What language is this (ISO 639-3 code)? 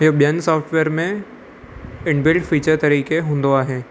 snd